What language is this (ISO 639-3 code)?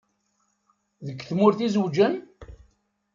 kab